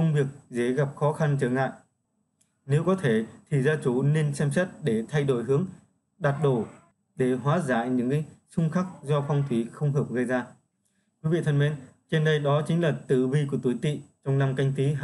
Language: Vietnamese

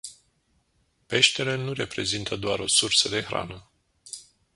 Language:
Romanian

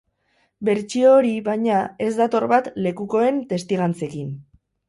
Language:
Basque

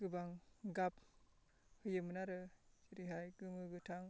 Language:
Bodo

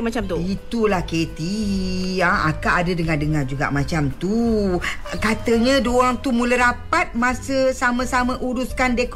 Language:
Malay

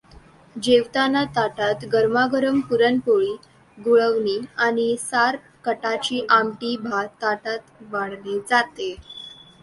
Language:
Marathi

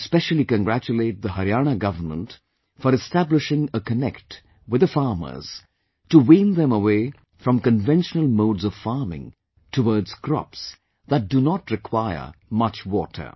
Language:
English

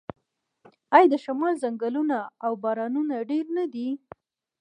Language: Pashto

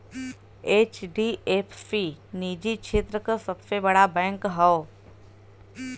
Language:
Bhojpuri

